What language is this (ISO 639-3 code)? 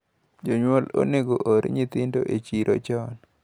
luo